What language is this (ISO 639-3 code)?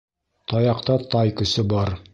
bak